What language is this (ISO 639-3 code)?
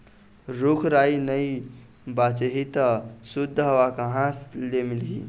hne